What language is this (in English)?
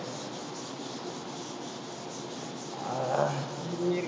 Tamil